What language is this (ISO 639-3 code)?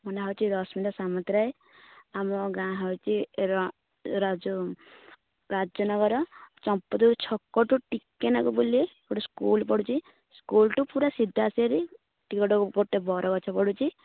ori